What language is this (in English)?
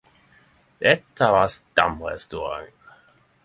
Norwegian Nynorsk